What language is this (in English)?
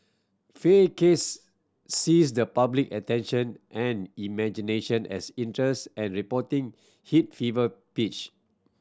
English